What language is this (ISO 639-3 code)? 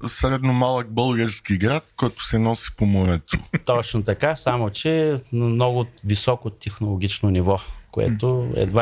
bul